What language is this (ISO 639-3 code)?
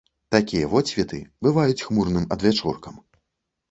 bel